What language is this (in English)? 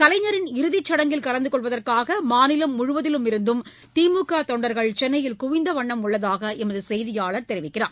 Tamil